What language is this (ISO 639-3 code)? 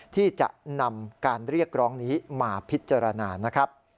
tha